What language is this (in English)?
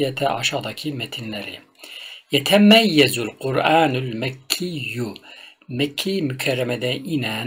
Turkish